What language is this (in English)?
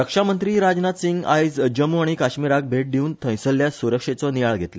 Konkani